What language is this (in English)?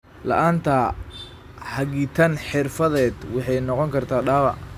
Somali